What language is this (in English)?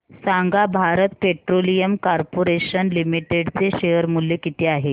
Marathi